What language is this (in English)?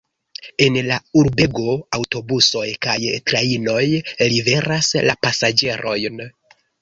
Esperanto